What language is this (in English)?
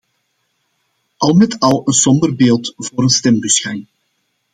Dutch